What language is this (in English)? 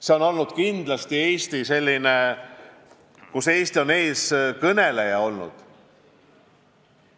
Estonian